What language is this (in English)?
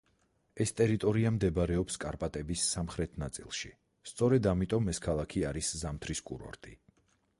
Georgian